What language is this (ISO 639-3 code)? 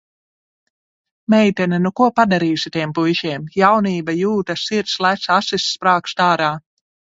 lav